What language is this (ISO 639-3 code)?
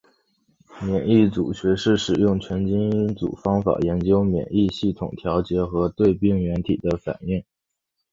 zho